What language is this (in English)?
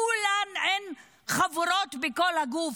Hebrew